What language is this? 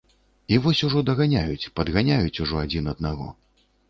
Belarusian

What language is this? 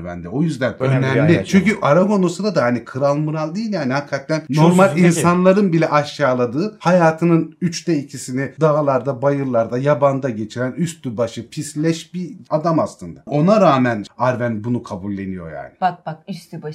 Turkish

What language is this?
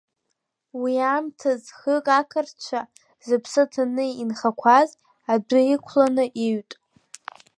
Abkhazian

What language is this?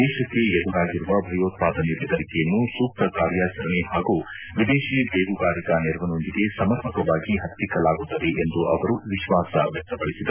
Kannada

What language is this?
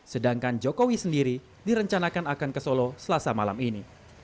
Indonesian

